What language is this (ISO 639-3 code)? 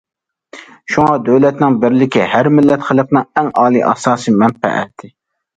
uig